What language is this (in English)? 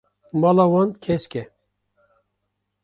Kurdish